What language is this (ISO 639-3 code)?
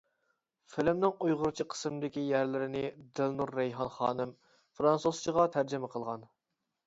uig